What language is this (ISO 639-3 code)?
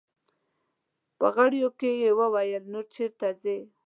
pus